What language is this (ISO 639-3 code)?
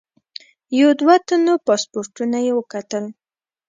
pus